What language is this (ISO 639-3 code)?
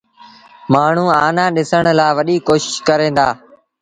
sbn